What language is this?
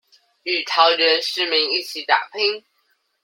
Chinese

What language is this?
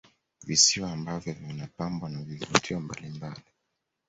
Swahili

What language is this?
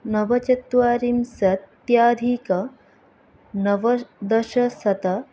Sanskrit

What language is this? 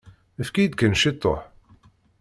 Kabyle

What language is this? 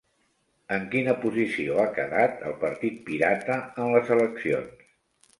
Catalan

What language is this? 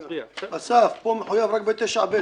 Hebrew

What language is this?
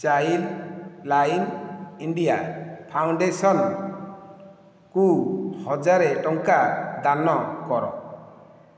Odia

